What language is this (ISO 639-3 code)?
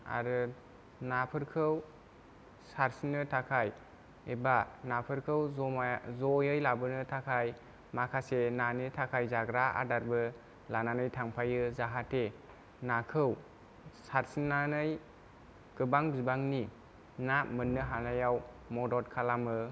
brx